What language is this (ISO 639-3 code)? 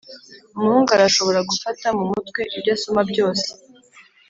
kin